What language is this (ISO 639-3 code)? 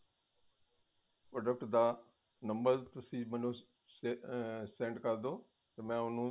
pan